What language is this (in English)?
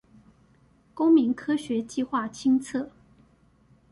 Chinese